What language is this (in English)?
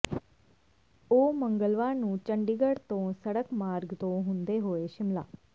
Punjabi